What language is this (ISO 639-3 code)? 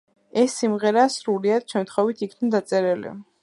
kat